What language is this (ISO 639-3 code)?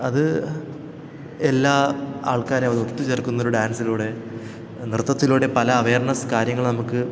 mal